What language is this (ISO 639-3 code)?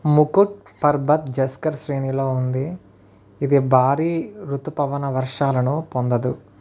tel